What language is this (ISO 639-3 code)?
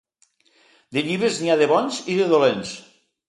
cat